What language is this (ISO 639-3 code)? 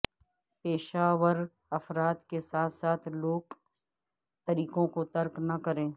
urd